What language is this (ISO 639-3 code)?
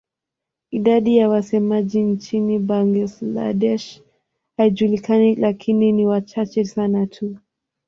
swa